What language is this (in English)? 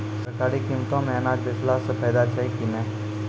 Maithili